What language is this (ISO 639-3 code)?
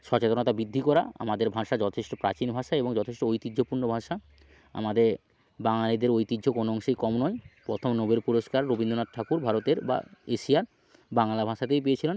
ben